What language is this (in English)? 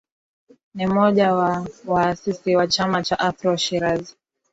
Swahili